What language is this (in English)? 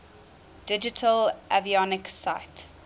English